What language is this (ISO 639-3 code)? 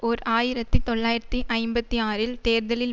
tam